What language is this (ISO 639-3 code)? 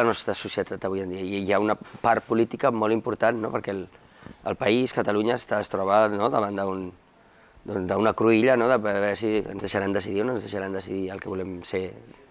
cat